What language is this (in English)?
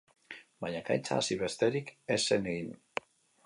Basque